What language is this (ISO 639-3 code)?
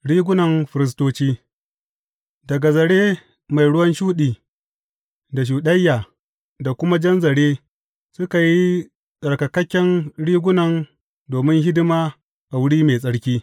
hau